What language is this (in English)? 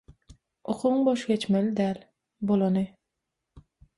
Turkmen